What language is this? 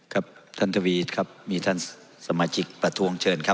Thai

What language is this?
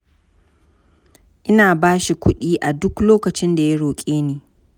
Hausa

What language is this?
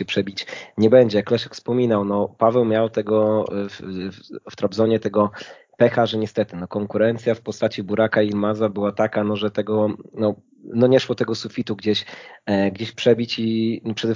Polish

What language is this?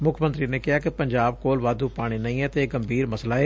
Punjabi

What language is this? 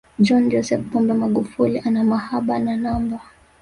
Swahili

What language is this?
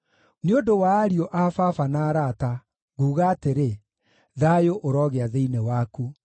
Kikuyu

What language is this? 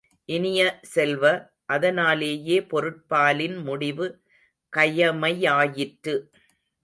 Tamil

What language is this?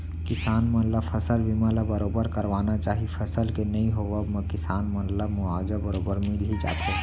Chhattisgarhi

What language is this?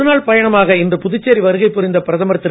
Tamil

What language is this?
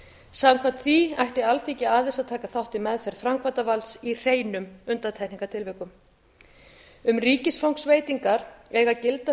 Icelandic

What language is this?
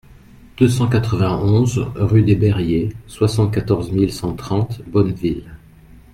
French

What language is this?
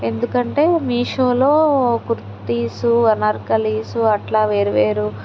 Telugu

